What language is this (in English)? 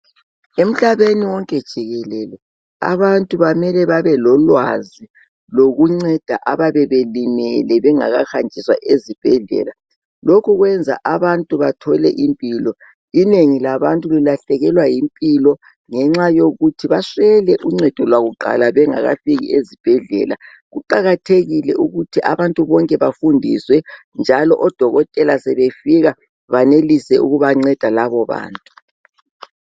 North Ndebele